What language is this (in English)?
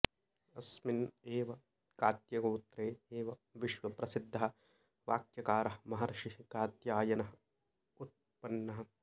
Sanskrit